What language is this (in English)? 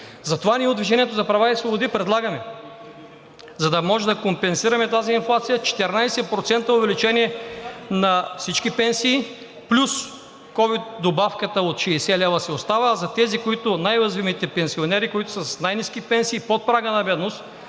Bulgarian